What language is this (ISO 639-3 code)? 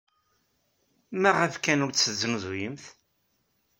kab